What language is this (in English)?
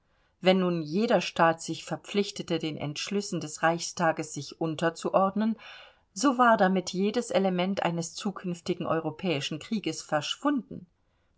German